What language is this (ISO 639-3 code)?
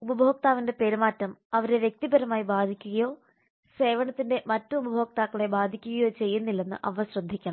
mal